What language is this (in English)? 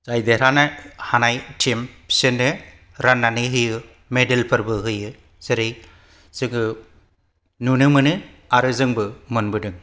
Bodo